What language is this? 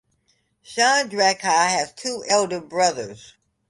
English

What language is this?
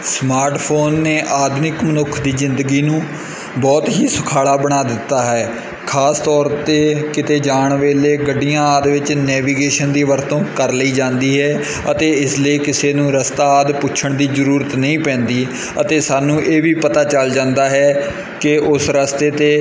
Punjabi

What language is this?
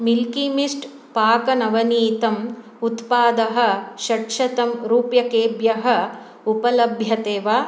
Sanskrit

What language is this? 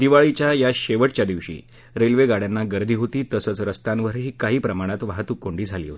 Marathi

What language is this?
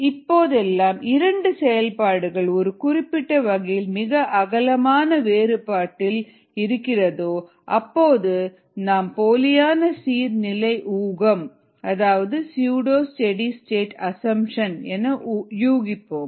Tamil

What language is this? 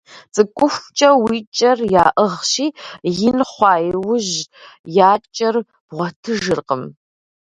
Kabardian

